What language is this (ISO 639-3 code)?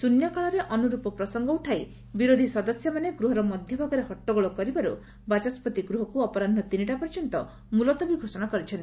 ori